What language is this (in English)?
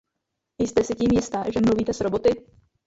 Czech